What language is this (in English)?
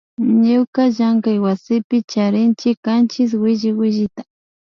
Imbabura Highland Quichua